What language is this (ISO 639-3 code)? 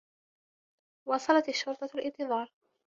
ara